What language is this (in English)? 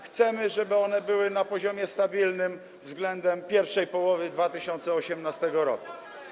Polish